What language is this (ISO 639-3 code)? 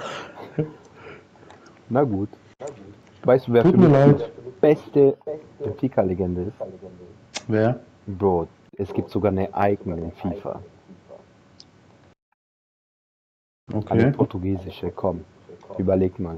deu